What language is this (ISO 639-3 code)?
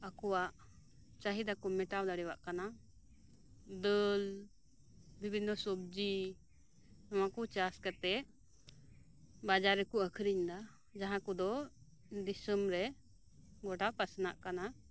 sat